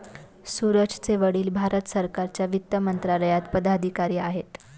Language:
Marathi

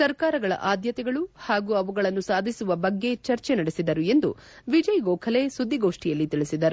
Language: Kannada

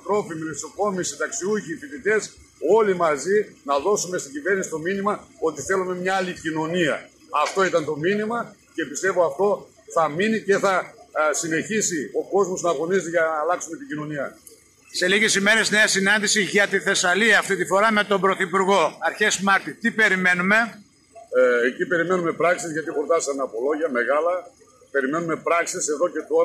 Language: Greek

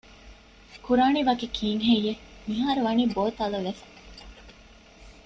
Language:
Divehi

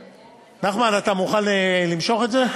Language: Hebrew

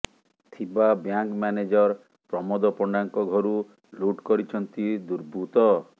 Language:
Odia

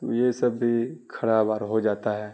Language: Urdu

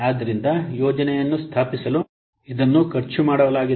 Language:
Kannada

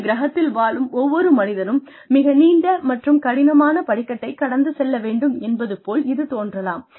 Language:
Tamil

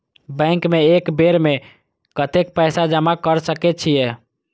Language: Maithili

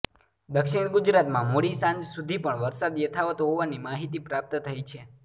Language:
Gujarati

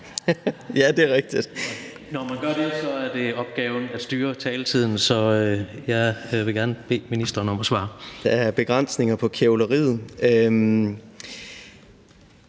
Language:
Danish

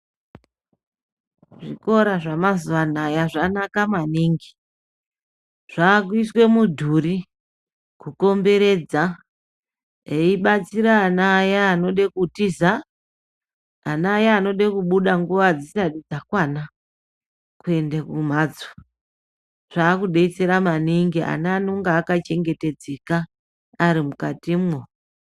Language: Ndau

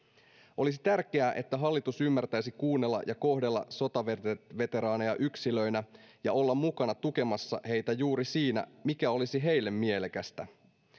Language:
Finnish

